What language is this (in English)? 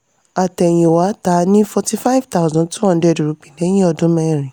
Yoruba